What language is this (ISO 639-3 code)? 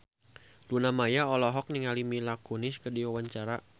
sun